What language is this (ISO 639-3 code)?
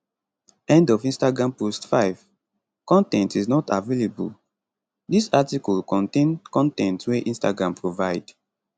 pcm